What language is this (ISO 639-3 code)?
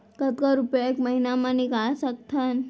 hne